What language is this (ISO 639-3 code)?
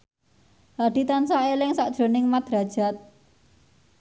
jav